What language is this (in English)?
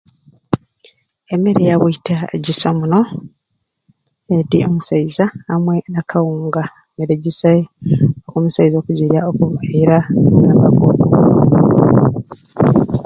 Ruuli